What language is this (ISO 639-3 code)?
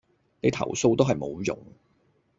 yue